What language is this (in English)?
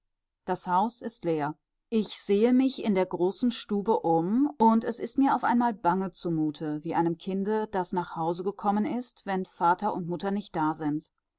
German